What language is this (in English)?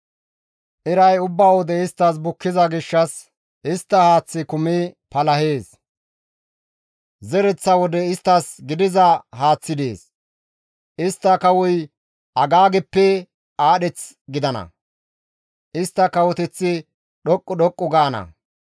Gamo